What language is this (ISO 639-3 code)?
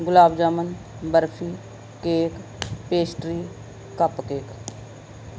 pan